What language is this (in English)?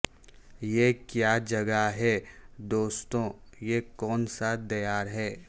Urdu